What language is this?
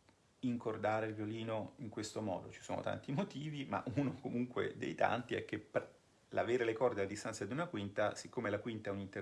Italian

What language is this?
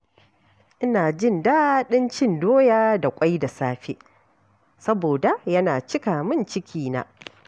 Hausa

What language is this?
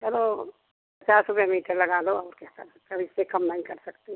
Hindi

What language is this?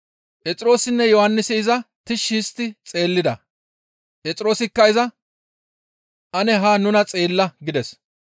Gamo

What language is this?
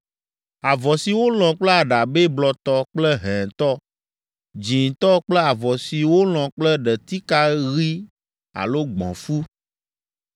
Ewe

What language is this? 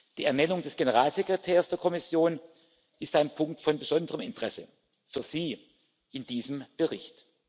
German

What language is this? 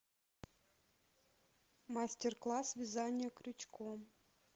Russian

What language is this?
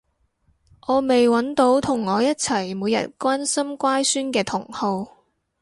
Cantonese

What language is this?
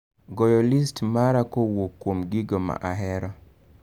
Luo (Kenya and Tanzania)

